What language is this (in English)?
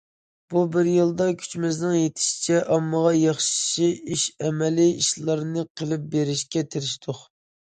Uyghur